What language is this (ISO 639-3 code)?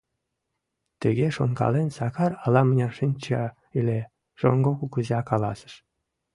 chm